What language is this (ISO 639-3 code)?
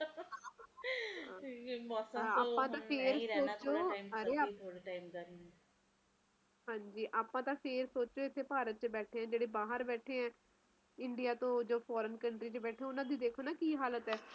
pan